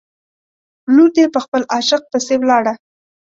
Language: Pashto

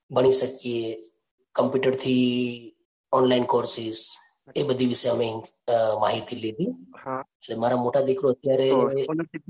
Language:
Gujarati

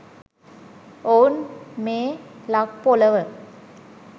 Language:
Sinhala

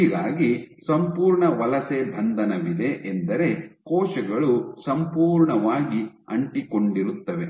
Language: Kannada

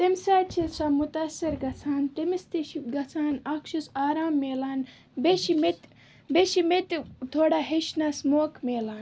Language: Kashmiri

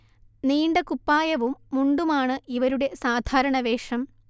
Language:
Malayalam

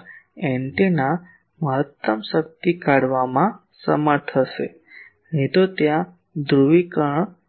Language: Gujarati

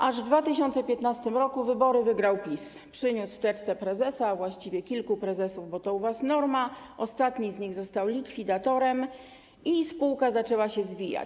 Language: Polish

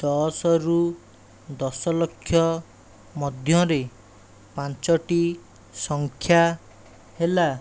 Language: Odia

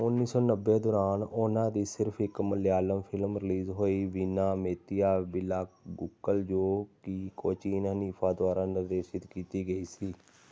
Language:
Punjabi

